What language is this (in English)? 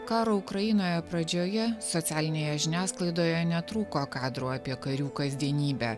Lithuanian